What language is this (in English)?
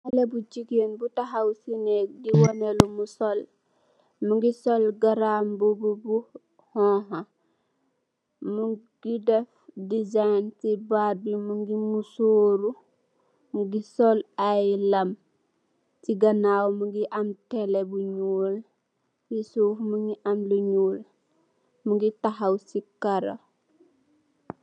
Wolof